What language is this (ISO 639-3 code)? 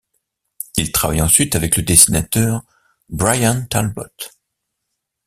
fra